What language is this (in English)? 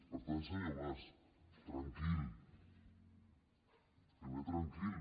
Catalan